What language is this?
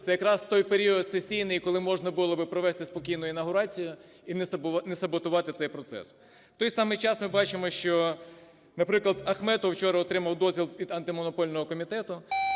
Ukrainian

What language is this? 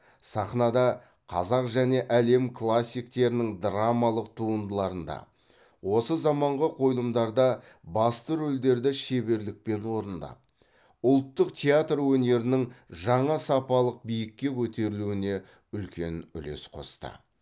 Kazakh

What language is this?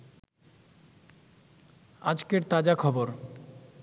Bangla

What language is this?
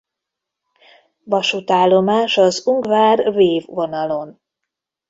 Hungarian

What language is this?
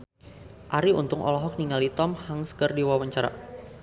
Sundanese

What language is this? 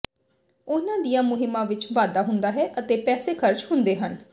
Punjabi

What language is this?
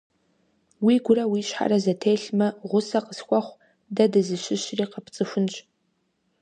Kabardian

